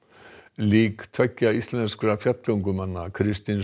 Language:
Icelandic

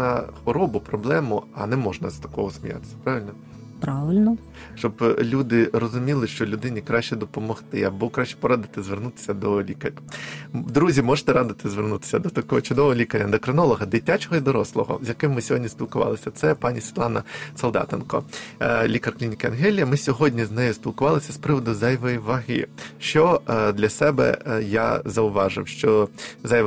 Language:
Ukrainian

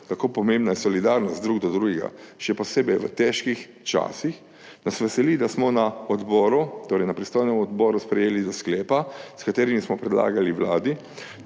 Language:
Slovenian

